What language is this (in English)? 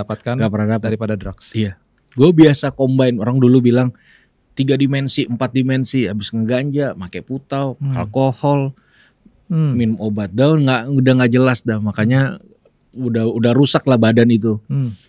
Indonesian